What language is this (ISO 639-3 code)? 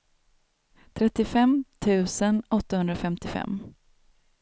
swe